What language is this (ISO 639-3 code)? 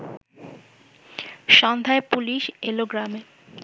ben